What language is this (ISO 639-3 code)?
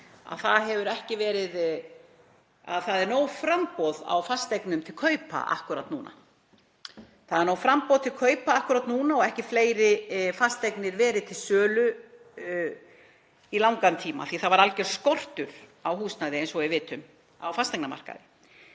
isl